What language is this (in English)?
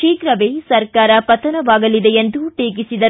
Kannada